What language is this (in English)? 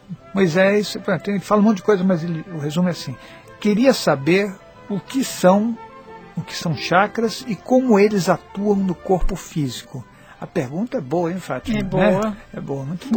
Portuguese